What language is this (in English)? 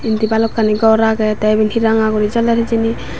Chakma